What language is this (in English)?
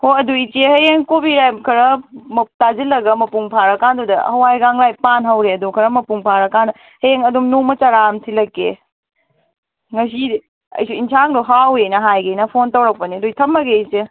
Manipuri